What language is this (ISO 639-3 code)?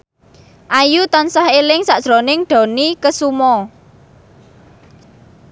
jav